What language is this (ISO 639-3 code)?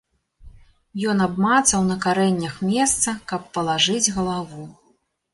bel